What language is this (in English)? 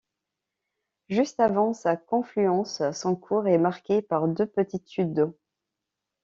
French